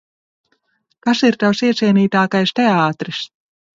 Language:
Latvian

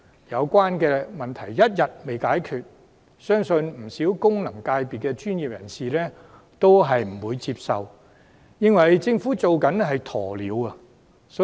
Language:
Cantonese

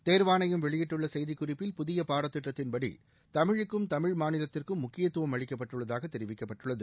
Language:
Tamil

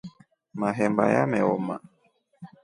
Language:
Rombo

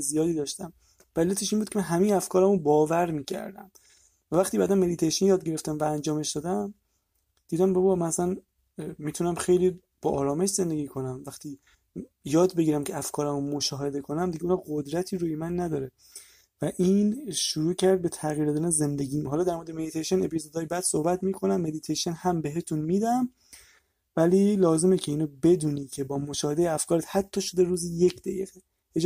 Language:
Persian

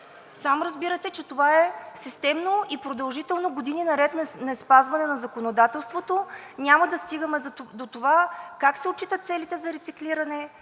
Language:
Bulgarian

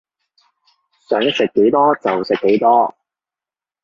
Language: Cantonese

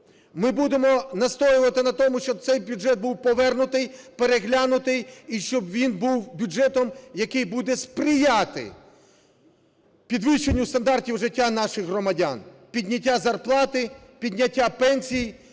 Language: Ukrainian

